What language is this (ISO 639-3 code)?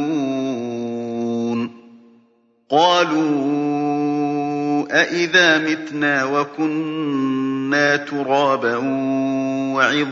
ara